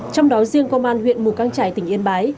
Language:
Vietnamese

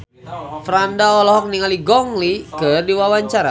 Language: Sundanese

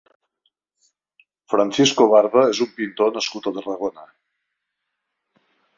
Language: Catalan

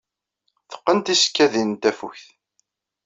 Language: Kabyle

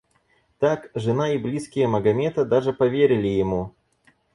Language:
Russian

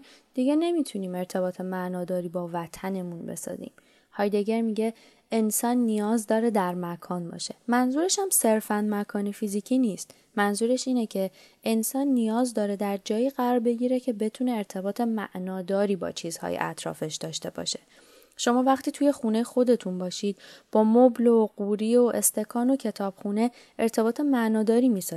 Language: Persian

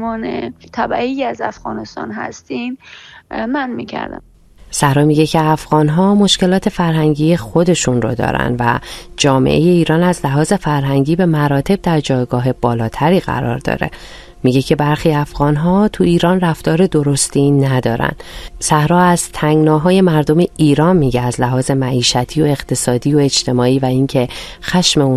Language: Persian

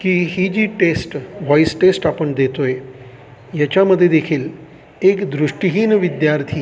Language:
Marathi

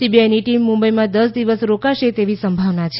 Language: Gujarati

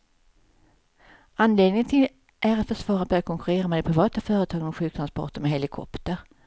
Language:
Swedish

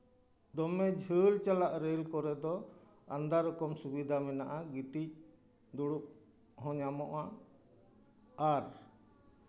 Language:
Santali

